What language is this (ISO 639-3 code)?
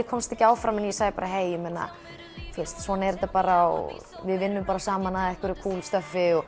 isl